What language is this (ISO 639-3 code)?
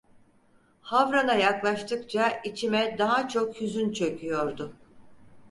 tur